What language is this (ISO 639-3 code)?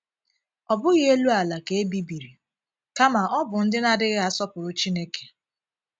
ibo